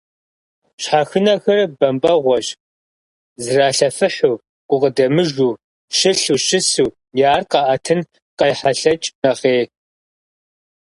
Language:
Kabardian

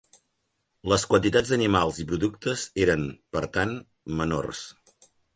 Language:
Catalan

